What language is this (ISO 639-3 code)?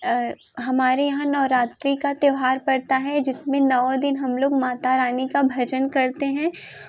hin